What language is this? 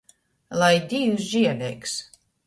Latgalian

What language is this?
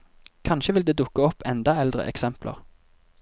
Norwegian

